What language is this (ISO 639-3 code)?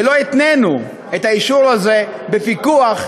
heb